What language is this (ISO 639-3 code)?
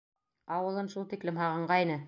bak